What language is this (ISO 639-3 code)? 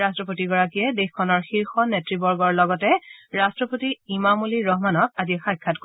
asm